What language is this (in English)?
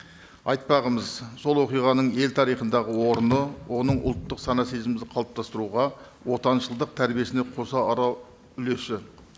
Kazakh